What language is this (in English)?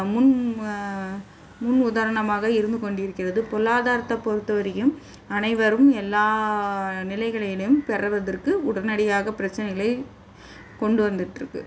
Tamil